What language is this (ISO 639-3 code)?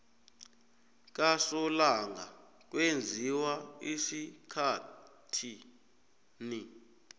nbl